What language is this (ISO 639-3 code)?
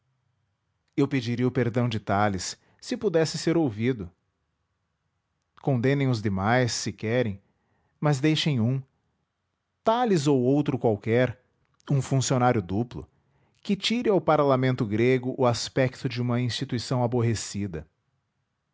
por